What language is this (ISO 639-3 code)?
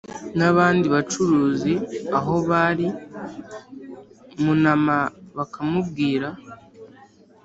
kin